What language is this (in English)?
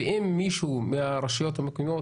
Hebrew